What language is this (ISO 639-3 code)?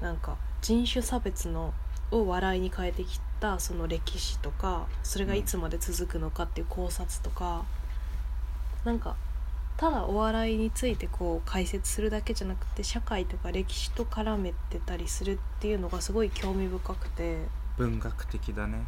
jpn